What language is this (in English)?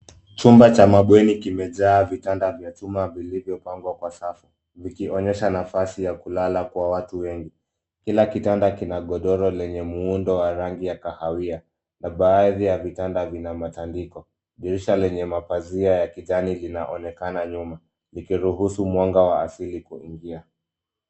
Swahili